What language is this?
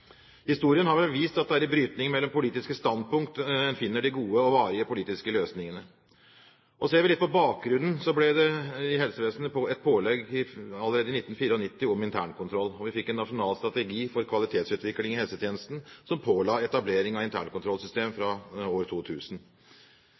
Norwegian Bokmål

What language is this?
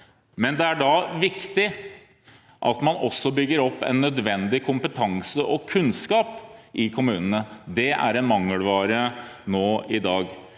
Norwegian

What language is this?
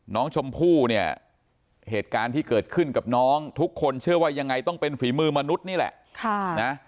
Thai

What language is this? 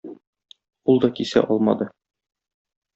Tatar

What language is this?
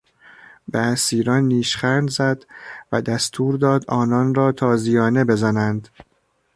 Persian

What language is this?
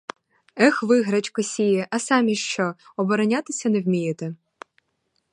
Ukrainian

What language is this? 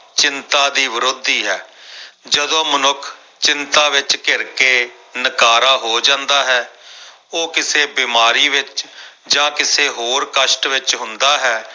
Punjabi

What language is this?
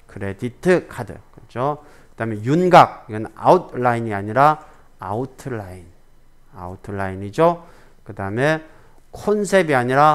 Korean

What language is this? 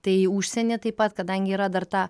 Lithuanian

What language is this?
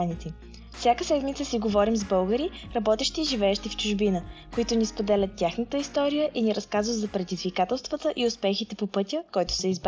Bulgarian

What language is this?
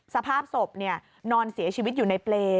Thai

